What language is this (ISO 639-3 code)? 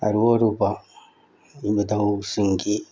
mni